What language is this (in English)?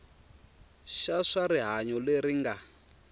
Tsonga